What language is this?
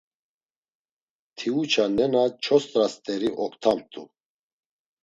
Laz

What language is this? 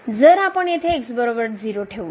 Marathi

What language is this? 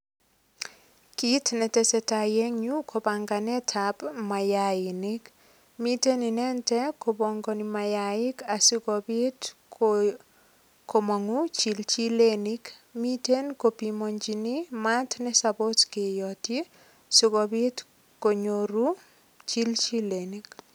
Kalenjin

